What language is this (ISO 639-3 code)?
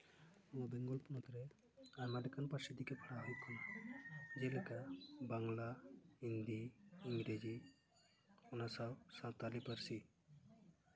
sat